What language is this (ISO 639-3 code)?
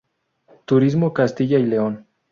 spa